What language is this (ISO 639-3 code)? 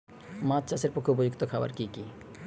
ben